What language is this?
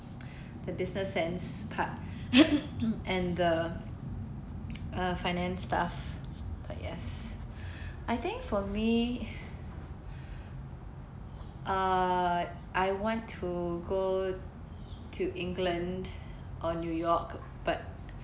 English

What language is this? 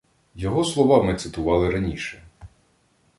Ukrainian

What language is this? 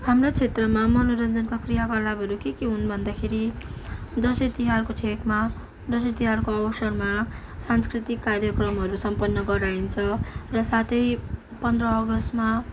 Nepali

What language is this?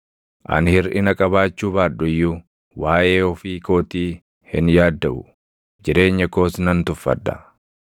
Oromo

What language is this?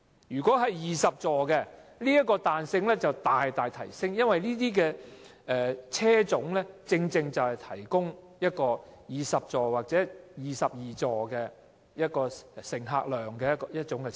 Cantonese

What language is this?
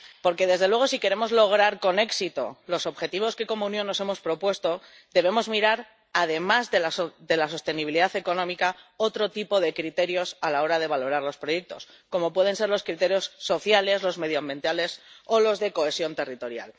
Spanish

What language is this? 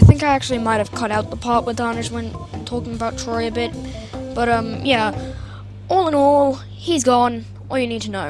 English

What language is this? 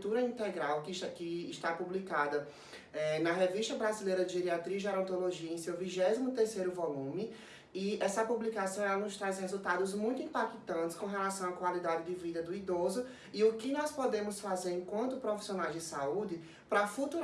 Portuguese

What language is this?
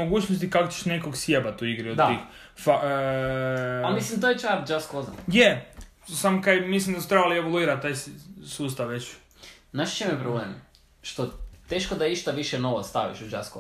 Croatian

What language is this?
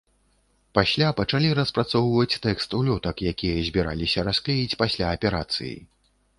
Belarusian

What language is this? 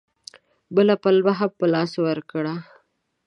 Pashto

